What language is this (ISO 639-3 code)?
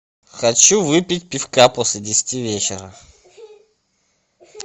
rus